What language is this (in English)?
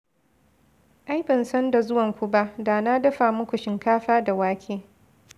Hausa